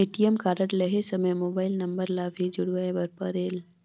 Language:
Chhattisgarhi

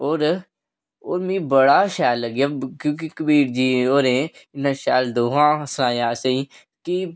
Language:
Dogri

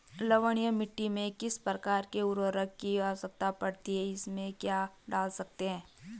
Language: Hindi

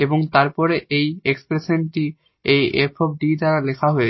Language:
Bangla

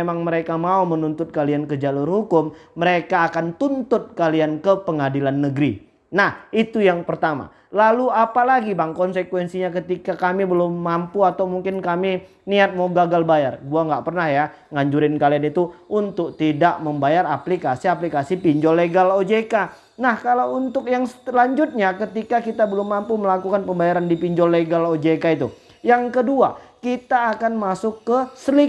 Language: Indonesian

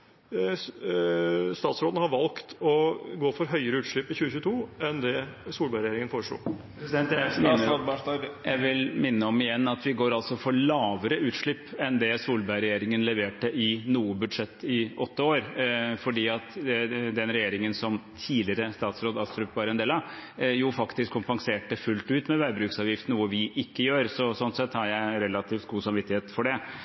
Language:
Norwegian Bokmål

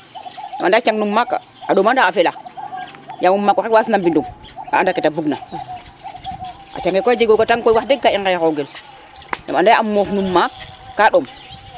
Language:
Serer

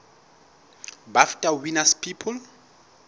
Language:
Southern Sotho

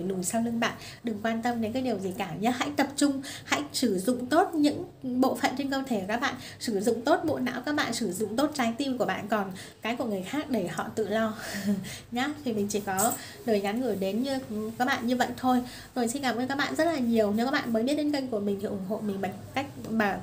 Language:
Vietnamese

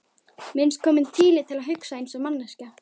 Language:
Icelandic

